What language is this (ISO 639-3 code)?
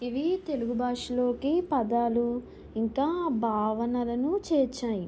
tel